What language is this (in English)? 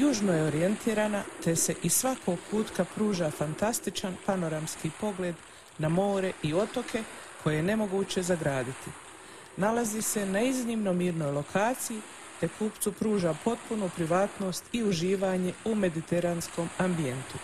Croatian